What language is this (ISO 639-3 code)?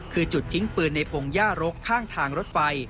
tha